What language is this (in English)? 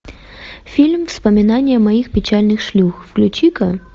Russian